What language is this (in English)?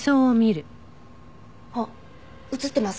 Japanese